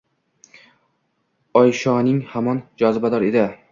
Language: Uzbek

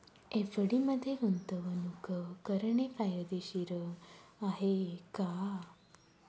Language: Marathi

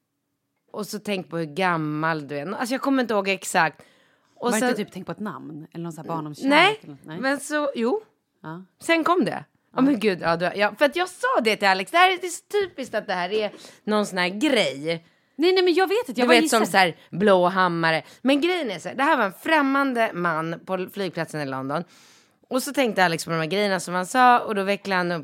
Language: Swedish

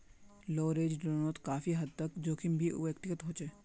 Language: Magahi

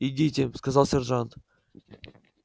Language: Russian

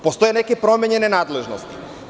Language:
Serbian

